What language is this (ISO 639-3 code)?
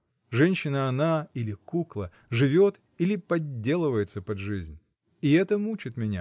rus